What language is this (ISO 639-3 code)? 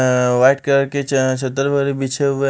hin